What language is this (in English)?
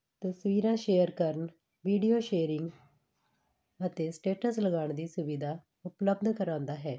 Punjabi